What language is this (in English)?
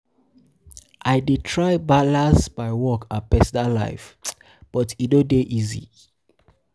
Nigerian Pidgin